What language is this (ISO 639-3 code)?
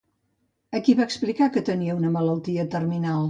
cat